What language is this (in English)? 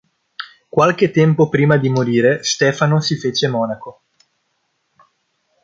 Italian